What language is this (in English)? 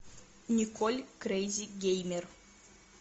Russian